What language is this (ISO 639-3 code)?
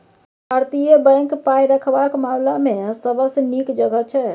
mai